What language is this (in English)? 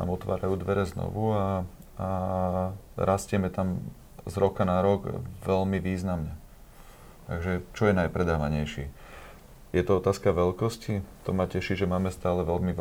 Slovak